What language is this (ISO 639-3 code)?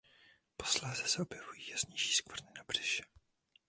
ces